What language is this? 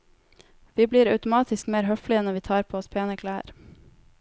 Norwegian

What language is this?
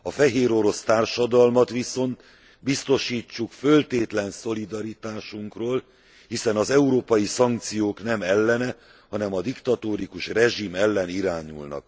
Hungarian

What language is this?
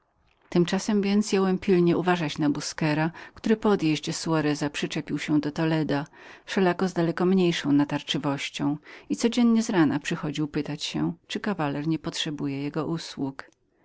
Polish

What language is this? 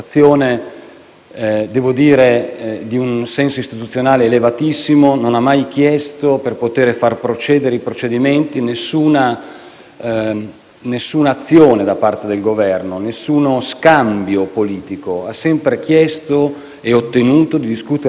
Italian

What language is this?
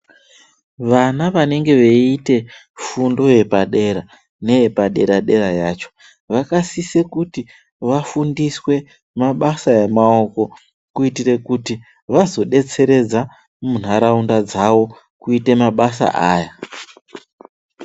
Ndau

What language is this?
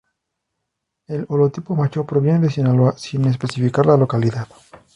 Spanish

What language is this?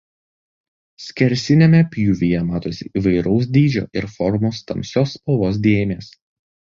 Lithuanian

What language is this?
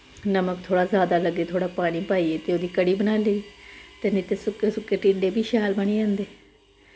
Dogri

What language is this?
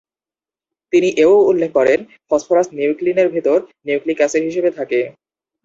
Bangla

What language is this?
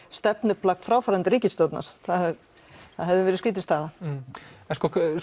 Icelandic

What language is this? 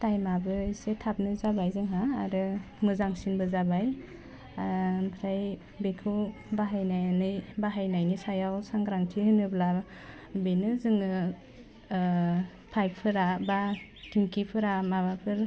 Bodo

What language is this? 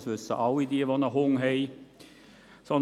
Swiss German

